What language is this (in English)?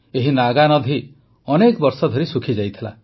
Odia